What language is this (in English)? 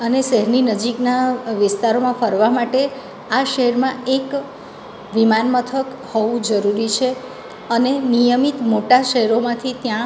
Gujarati